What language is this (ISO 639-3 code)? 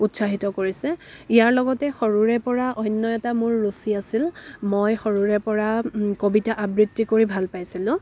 asm